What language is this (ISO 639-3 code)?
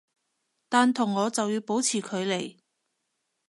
yue